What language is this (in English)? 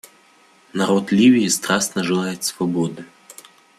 Russian